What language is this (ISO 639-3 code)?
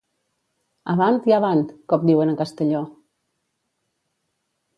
cat